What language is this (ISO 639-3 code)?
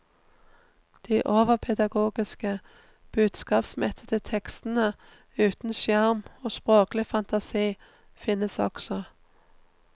nor